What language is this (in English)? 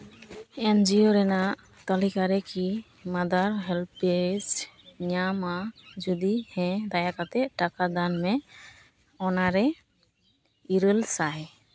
Santali